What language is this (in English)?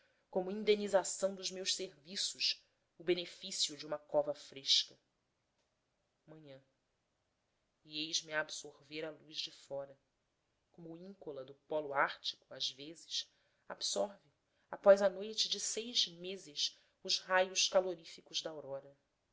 Portuguese